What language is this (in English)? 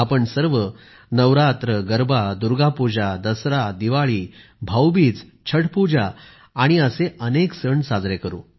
Marathi